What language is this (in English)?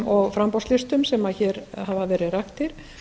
Icelandic